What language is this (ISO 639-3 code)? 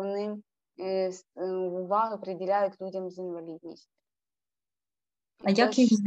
ukr